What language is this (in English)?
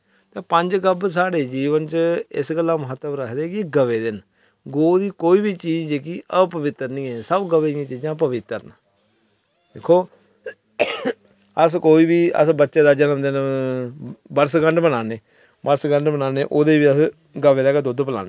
Dogri